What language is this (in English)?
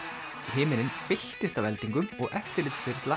Icelandic